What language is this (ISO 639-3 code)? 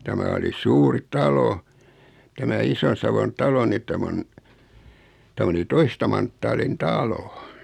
fin